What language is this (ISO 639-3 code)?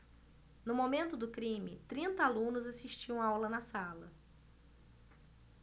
por